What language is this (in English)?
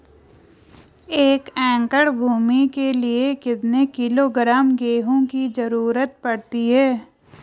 Hindi